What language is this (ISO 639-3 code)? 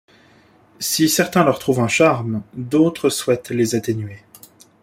fra